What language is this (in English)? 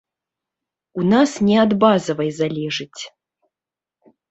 Belarusian